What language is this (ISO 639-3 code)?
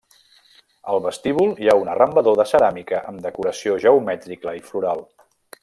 cat